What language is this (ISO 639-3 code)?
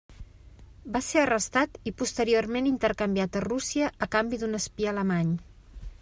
cat